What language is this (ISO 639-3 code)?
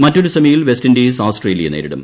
mal